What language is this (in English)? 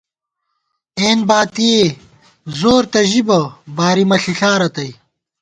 Gawar-Bati